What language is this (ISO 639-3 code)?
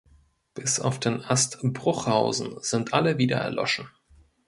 deu